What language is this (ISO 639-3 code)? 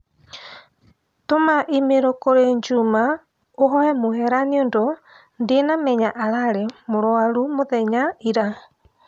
kik